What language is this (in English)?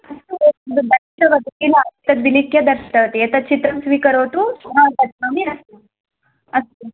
Sanskrit